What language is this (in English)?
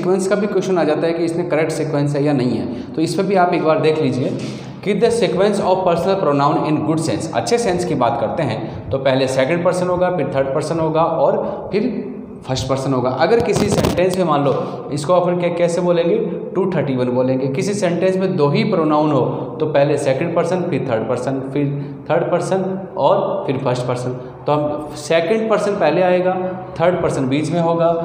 Hindi